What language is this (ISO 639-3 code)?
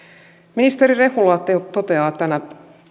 fin